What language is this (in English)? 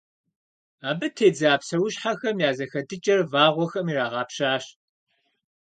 Kabardian